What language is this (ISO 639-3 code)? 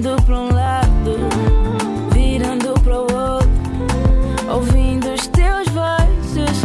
por